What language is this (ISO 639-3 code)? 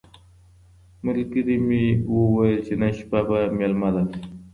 pus